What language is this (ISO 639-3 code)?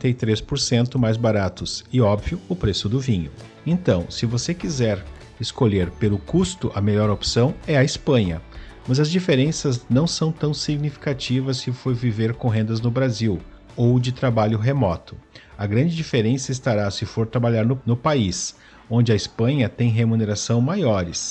por